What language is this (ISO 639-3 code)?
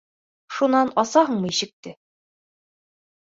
bak